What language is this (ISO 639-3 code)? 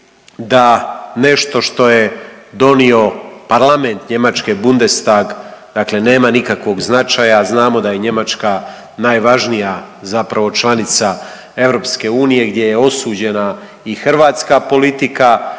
hrv